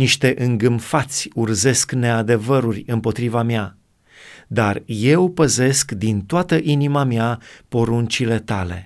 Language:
Romanian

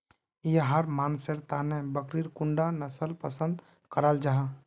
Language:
Magahi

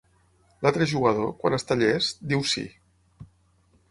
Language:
Catalan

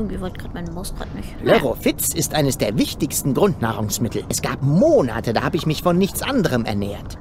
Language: German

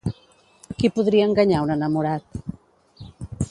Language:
Catalan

